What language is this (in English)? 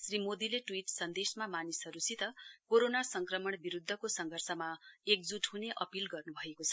Nepali